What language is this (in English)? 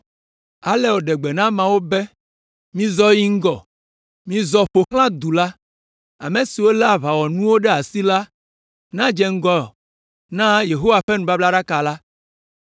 Ewe